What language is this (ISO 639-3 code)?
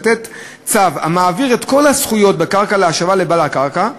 heb